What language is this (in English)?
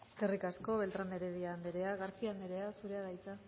Basque